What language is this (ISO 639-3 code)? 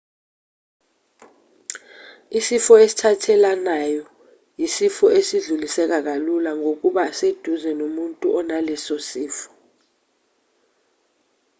zul